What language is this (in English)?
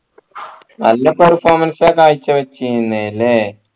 Malayalam